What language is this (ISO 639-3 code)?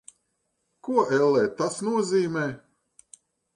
lav